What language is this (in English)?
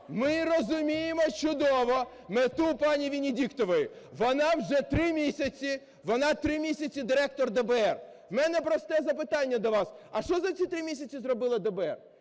Ukrainian